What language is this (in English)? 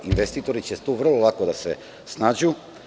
Serbian